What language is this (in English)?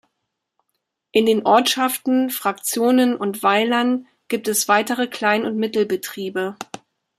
German